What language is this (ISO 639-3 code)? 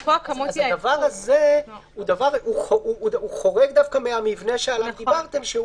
heb